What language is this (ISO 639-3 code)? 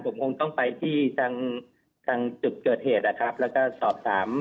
tha